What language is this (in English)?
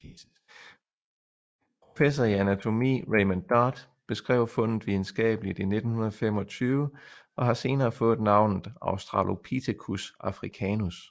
Danish